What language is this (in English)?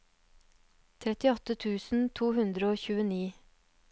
Norwegian